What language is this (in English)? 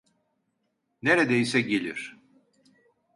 Turkish